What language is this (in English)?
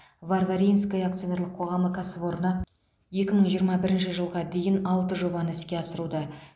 Kazakh